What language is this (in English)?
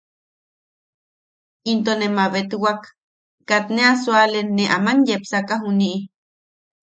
Yaqui